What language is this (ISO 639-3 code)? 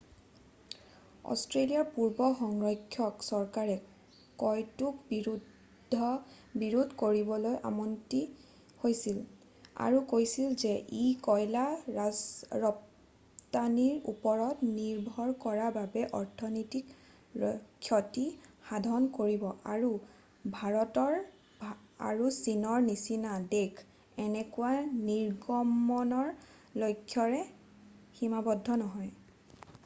asm